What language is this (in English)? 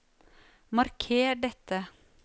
Norwegian